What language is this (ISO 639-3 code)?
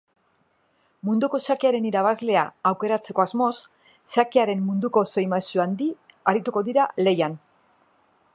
eus